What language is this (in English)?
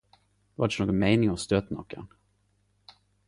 Norwegian Nynorsk